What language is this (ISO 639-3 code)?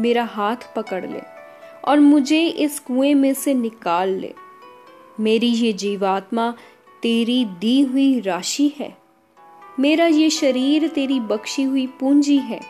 hin